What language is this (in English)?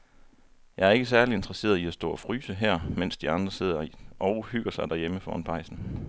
Danish